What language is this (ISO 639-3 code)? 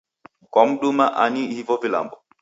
dav